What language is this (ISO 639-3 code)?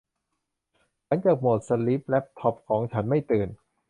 tha